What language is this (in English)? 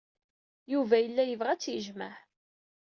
Kabyle